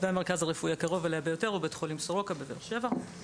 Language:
Hebrew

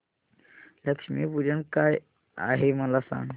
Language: Marathi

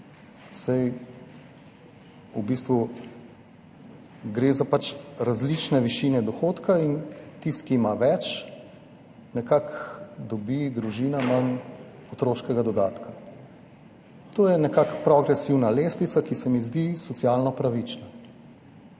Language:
Slovenian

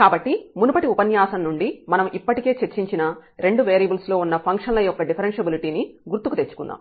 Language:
Telugu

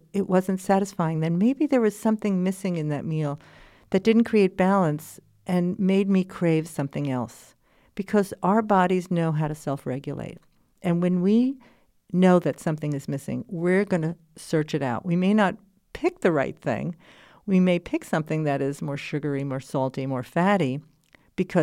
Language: English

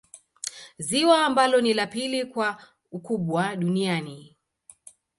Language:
Swahili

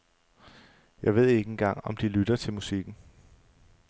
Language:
Danish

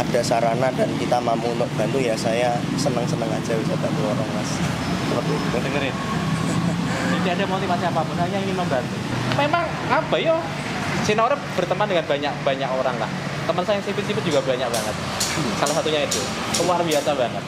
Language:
Indonesian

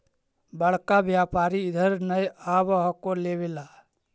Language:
Magahi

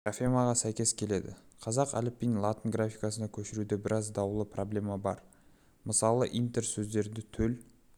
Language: Kazakh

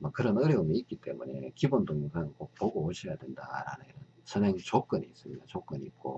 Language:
Korean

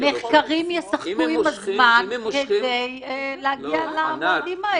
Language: Hebrew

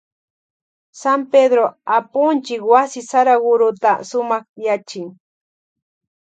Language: Loja Highland Quichua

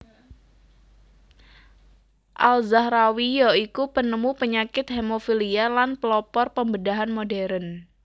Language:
Javanese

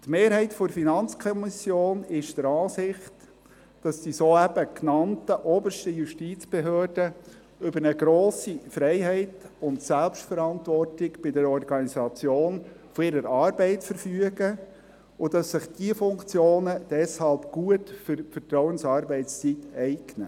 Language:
Swiss German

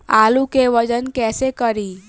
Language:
Bhojpuri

